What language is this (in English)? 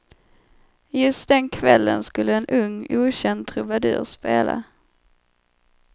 Swedish